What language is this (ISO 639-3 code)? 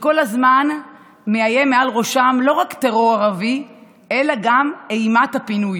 heb